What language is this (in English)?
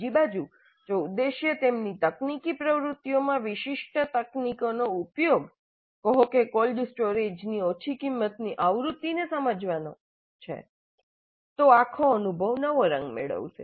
Gujarati